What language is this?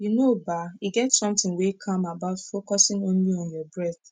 Nigerian Pidgin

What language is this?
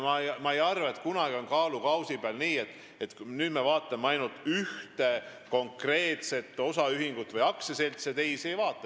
Estonian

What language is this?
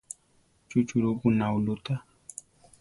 Central Tarahumara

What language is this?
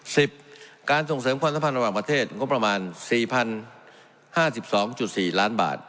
Thai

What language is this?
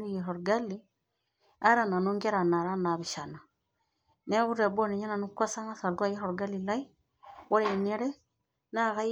Masai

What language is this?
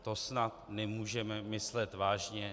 Czech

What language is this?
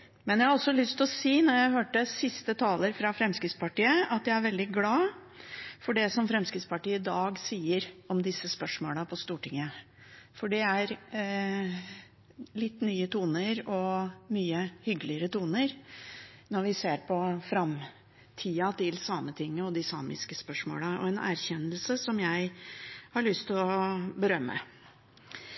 Norwegian Bokmål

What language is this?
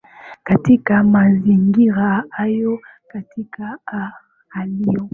Swahili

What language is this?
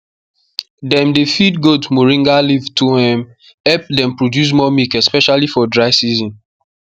Nigerian Pidgin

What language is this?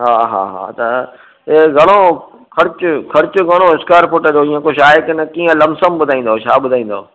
Sindhi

